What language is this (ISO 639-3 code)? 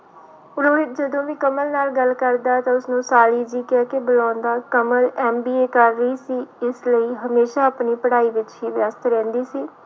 pan